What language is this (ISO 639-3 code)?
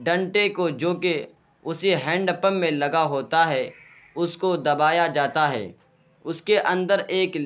urd